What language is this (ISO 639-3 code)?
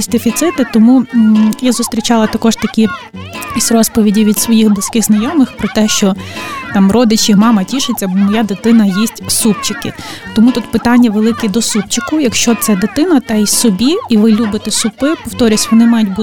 ukr